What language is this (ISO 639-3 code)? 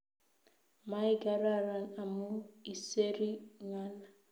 kln